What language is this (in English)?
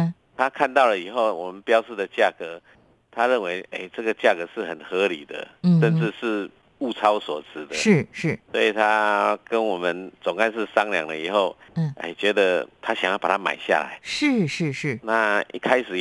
Chinese